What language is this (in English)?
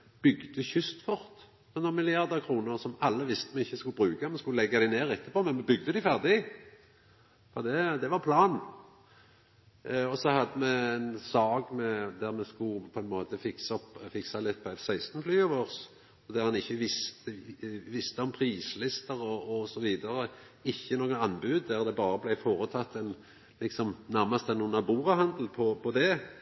Norwegian Nynorsk